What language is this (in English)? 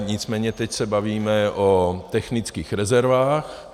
Czech